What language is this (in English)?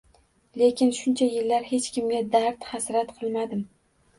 Uzbek